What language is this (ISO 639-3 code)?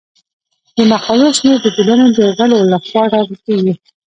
pus